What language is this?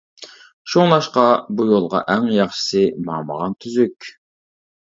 Uyghur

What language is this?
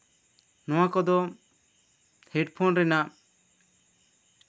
Santali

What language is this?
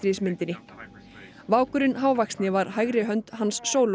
Icelandic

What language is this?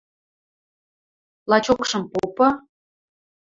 Western Mari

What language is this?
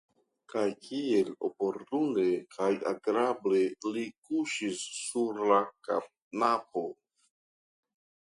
Esperanto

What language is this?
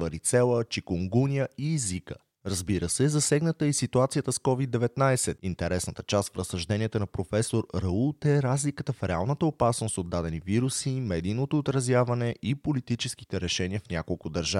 Bulgarian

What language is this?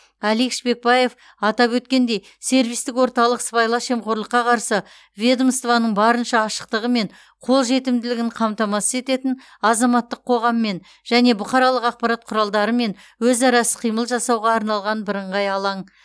Kazakh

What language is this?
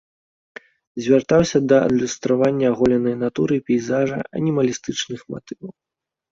Belarusian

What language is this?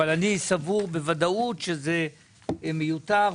Hebrew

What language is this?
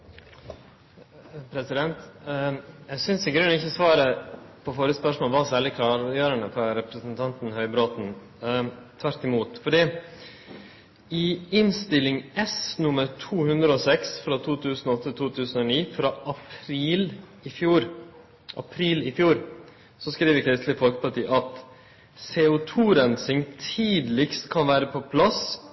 Norwegian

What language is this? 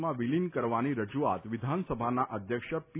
Gujarati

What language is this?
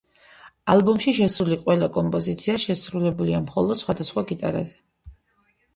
Georgian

